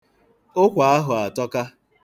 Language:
Igbo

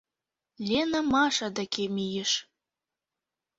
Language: Mari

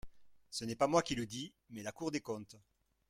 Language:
French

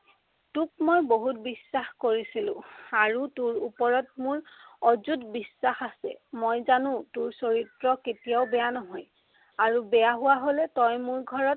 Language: Assamese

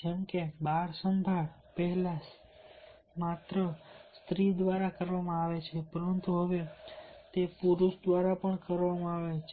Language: Gujarati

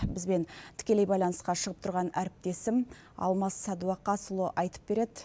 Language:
Kazakh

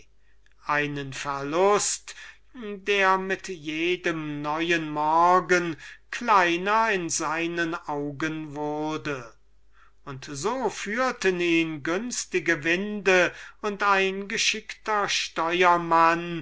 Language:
German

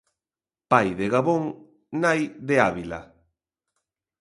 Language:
Galician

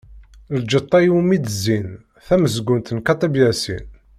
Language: Kabyle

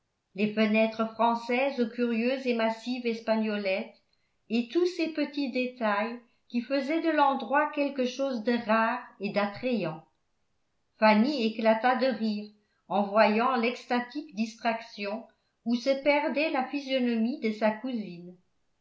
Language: French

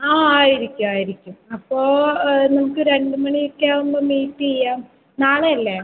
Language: Malayalam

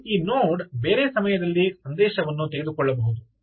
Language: Kannada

